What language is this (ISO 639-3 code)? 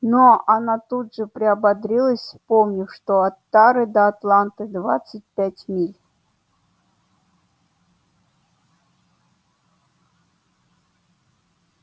rus